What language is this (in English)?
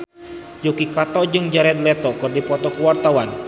Sundanese